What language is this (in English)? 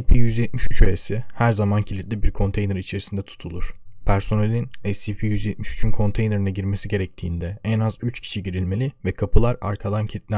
Turkish